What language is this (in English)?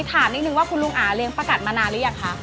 Thai